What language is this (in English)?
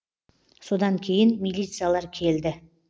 Kazakh